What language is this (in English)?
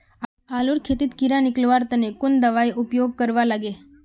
Magahi